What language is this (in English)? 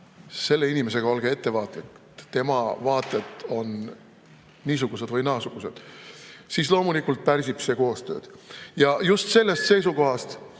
Estonian